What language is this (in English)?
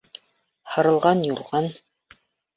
Bashkir